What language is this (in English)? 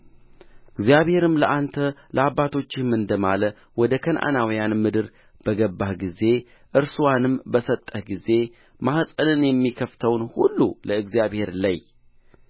Amharic